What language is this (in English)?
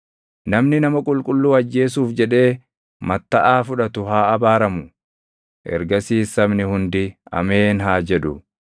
Oromo